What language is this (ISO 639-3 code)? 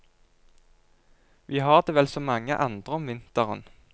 nor